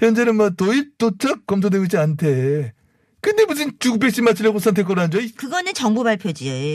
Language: Korean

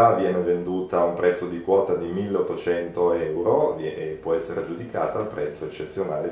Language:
Italian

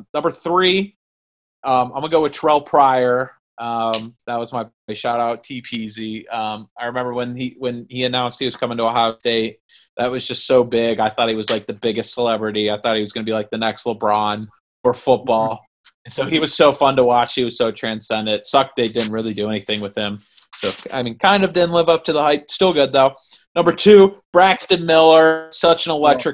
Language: English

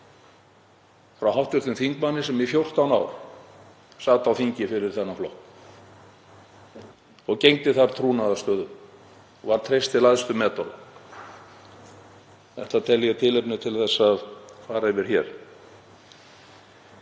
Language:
Icelandic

